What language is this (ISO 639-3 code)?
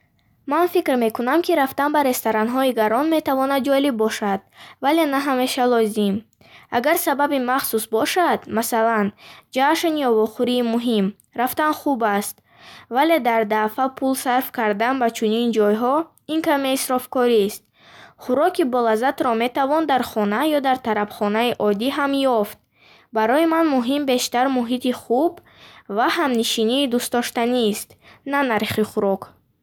bhh